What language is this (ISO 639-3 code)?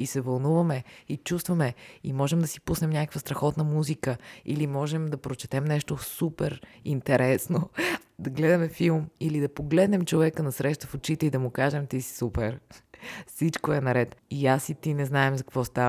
bul